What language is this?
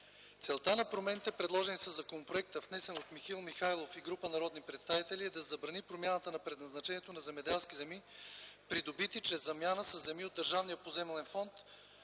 Bulgarian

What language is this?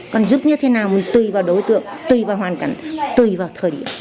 Vietnamese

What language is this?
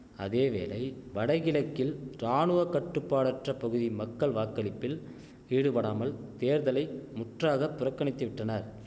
Tamil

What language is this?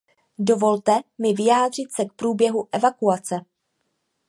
Czech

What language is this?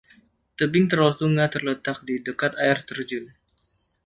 Indonesian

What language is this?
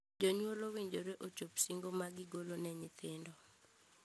Luo (Kenya and Tanzania)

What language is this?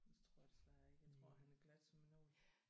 Danish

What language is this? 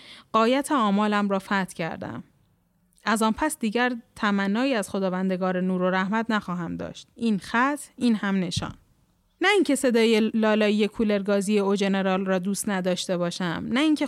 Persian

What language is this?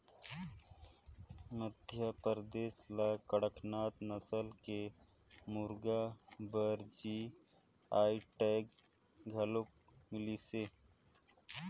Chhattisgarhi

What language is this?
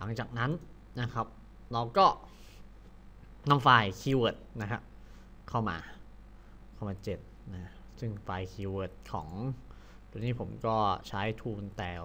Thai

